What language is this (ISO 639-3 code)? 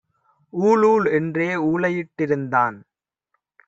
tam